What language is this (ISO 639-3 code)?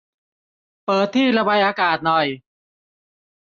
tha